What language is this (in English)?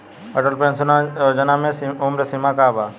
Bhojpuri